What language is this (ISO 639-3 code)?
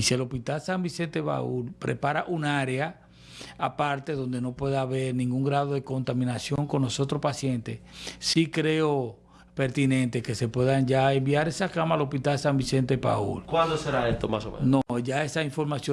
spa